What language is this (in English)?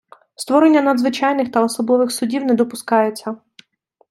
Ukrainian